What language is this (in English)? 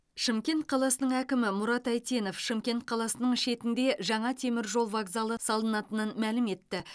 Kazakh